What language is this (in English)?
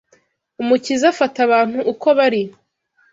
Kinyarwanda